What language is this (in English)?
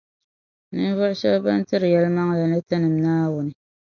Dagbani